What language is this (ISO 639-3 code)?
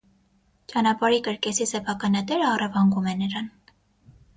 hye